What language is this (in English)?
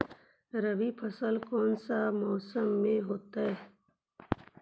Magahi